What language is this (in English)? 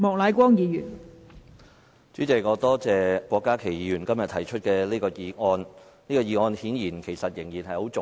Cantonese